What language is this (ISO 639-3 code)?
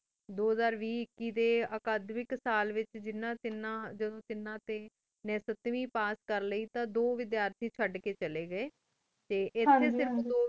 pan